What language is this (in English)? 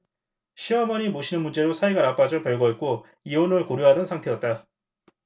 Korean